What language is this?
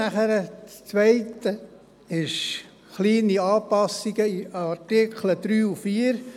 Swiss German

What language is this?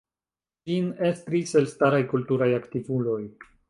Esperanto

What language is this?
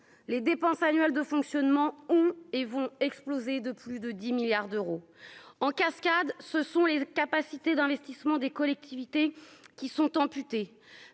French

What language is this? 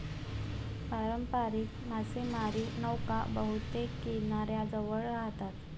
Marathi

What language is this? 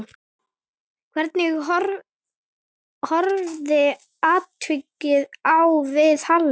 Icelandic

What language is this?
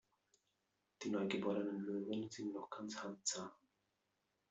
German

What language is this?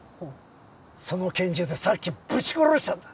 Japanese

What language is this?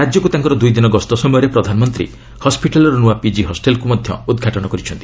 Odia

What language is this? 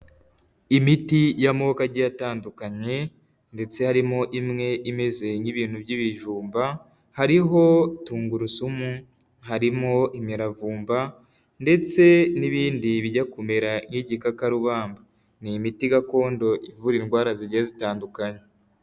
Kinyarwanda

